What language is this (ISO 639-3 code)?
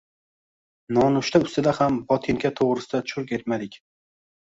uzb